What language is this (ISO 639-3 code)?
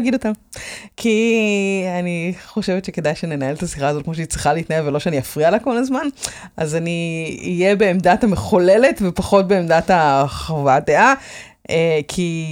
heb